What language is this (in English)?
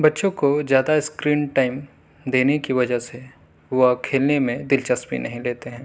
Urdu